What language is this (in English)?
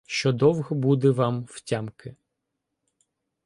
Ukrainian